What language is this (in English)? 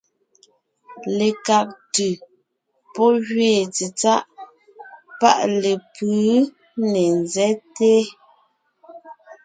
Ngiemboon